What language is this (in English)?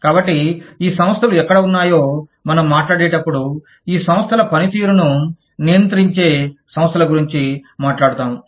Telugu